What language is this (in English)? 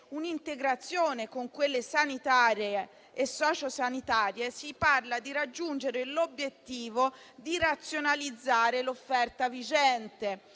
Italian